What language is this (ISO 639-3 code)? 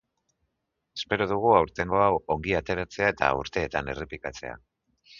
eus